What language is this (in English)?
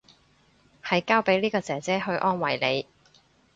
Cantonese